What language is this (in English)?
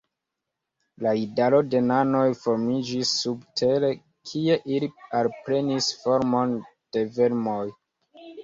Esperanto